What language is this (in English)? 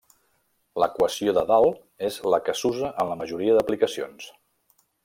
Catalan